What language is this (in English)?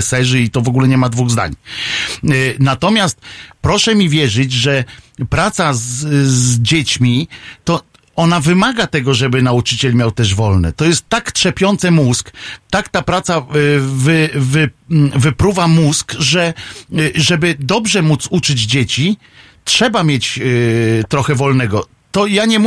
Polish